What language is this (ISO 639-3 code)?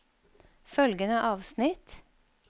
nor